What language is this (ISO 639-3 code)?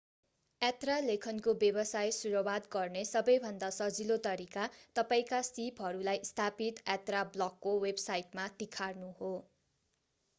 nep